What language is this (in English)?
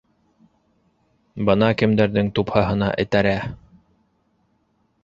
Bashkir